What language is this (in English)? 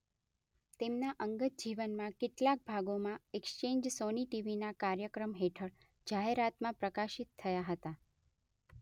Gujarati